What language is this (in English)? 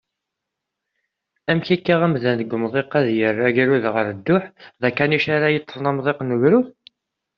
Kabyle